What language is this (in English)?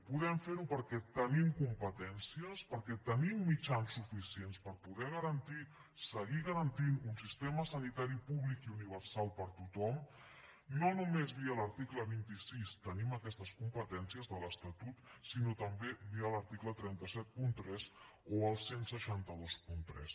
Catalan